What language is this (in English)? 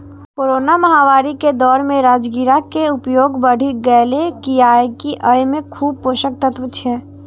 Maithili